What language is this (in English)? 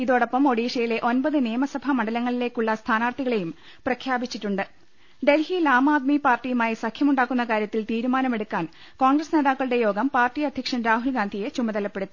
Malayalam